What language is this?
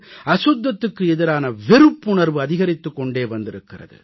Tamil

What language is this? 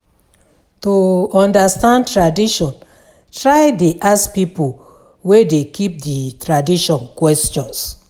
Nigerian Pidgin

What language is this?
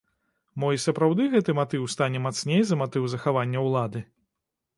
Belarusian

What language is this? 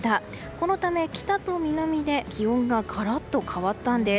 Japanese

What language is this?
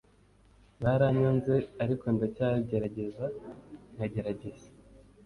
Kinyarwanda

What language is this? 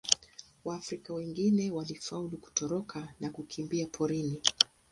Swahili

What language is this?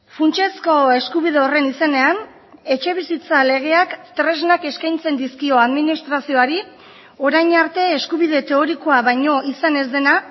Basque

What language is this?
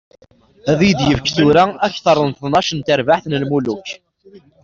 Kabyle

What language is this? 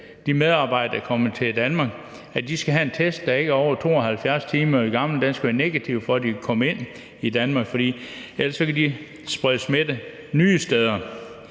Danish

